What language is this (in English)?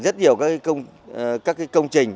Vietnamese